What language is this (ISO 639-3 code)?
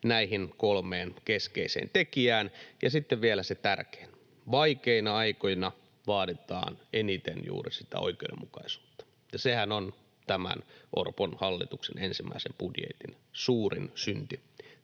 fin